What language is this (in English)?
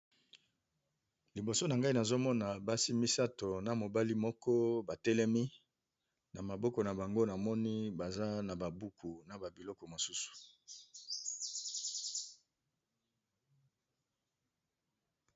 Lingala